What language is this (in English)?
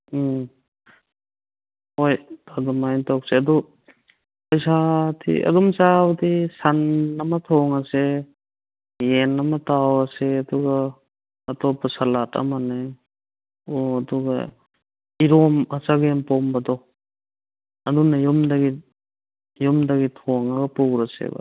Manipuri